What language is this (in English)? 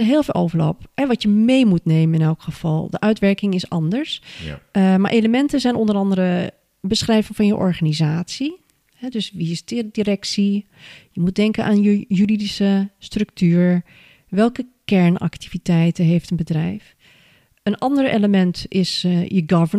Dutch